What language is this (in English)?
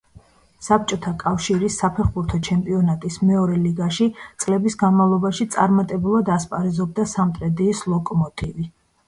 Georgian